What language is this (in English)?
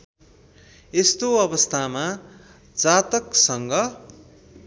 Nepali